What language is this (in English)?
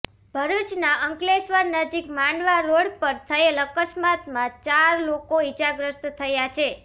Gujarati